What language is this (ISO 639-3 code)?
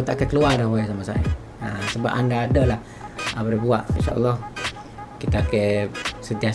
msa